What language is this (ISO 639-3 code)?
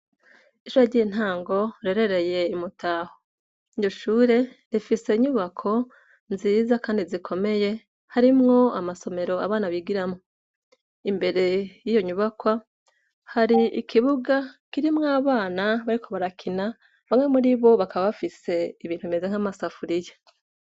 run